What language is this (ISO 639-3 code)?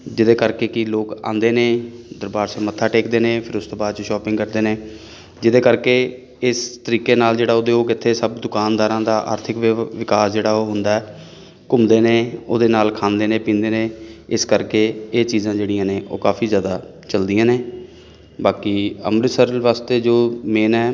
pan